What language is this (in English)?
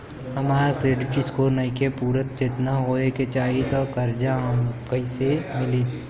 Bhojpuri